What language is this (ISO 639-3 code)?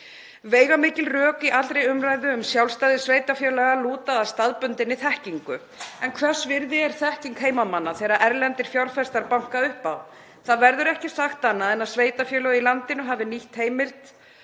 isl